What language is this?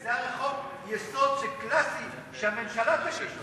Hebrew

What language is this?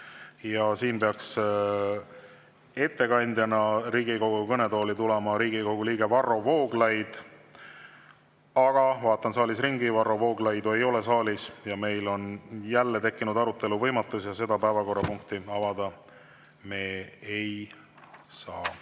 Estonian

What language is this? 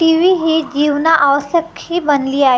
Marathi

